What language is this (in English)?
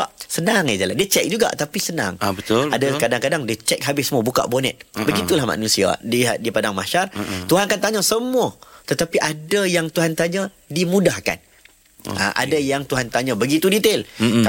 Malay